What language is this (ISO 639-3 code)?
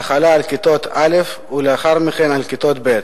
heb